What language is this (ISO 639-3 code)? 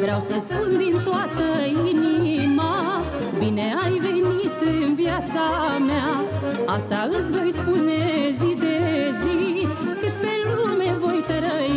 ron